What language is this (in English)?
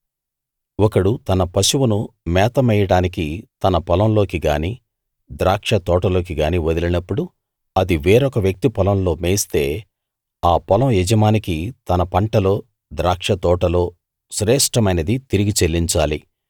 Telugu